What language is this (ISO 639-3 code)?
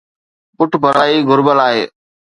snd